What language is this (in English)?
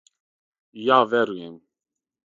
Serbian